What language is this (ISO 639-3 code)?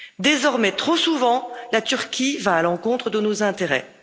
fra